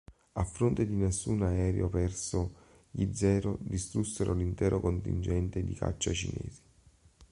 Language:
Italian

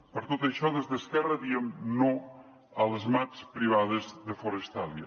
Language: Catalan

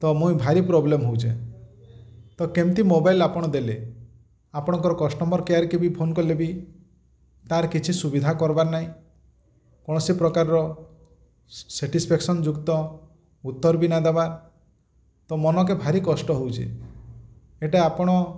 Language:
Odia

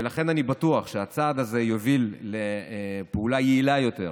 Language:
Hebrew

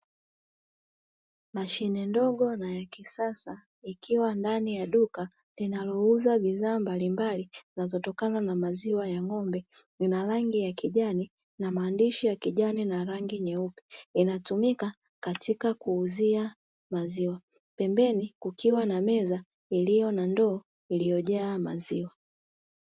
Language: Swahili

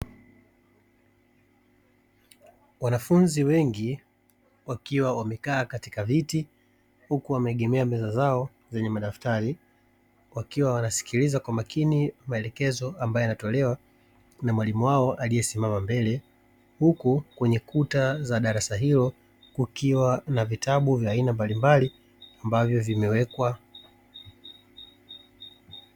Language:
Swahili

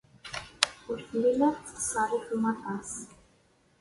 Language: Kabyle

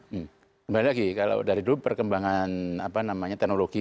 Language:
Indonesian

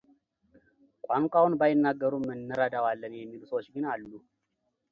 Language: Amharic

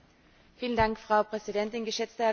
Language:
German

